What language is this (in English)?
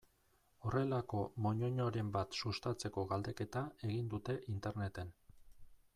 Basque